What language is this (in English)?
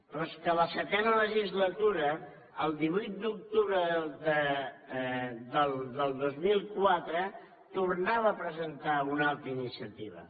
Catalan